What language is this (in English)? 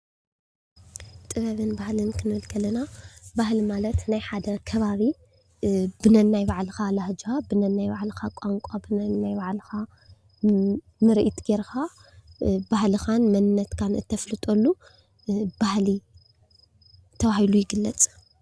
Tigrinya